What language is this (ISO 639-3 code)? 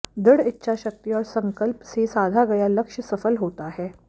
hin